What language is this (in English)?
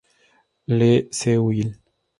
Spanish